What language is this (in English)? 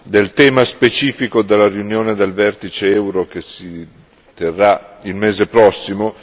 Italian